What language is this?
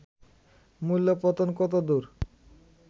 Bangla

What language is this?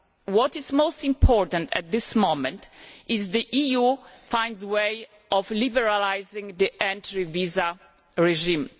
English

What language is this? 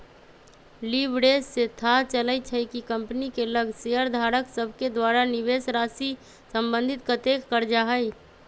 Magahi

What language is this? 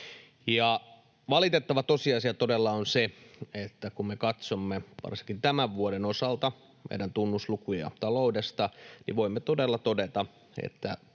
Finnish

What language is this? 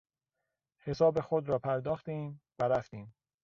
Persian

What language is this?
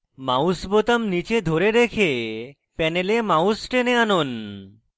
Bangla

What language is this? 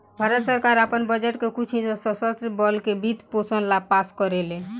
Bhojpuri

